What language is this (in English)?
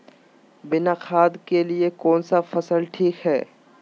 Magahi